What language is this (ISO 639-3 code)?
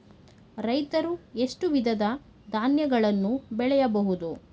kan